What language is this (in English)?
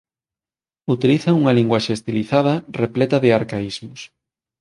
Galician